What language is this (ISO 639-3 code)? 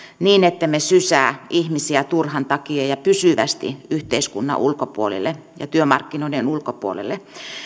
fin